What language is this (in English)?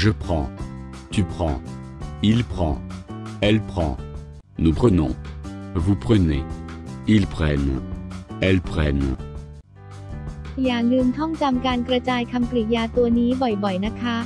Thai